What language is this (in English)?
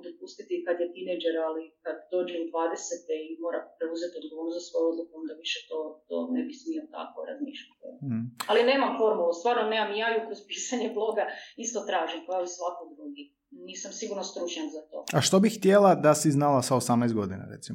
Croatian